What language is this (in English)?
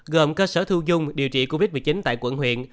Vietnamese